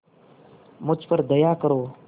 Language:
Hindi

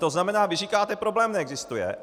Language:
Czech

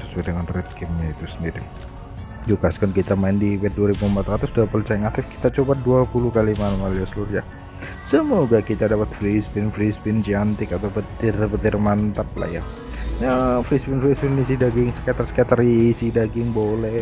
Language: Indonesian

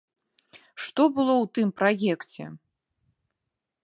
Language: Belarusian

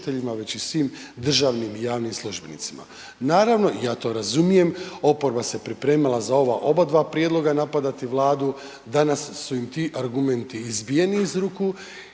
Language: Croatian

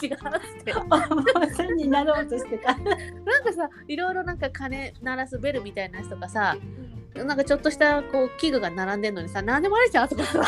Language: Japanese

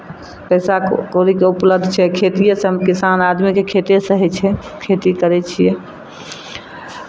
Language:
Maithili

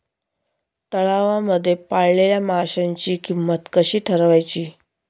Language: Marathi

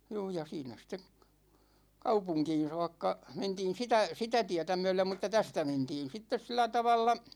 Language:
Finnish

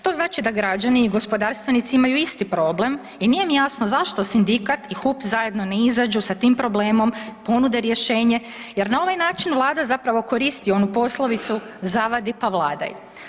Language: Croatian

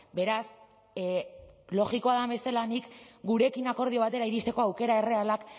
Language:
Basque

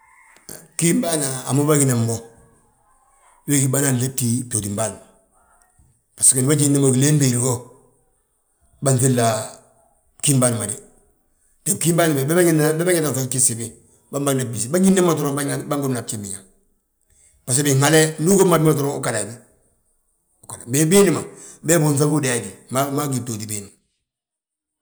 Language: Balanta-Ganja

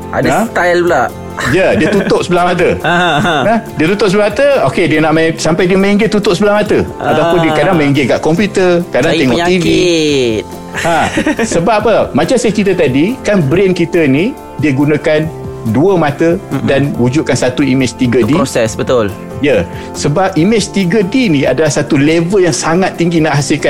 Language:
Malay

